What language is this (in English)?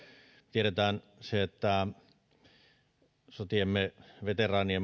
Finnish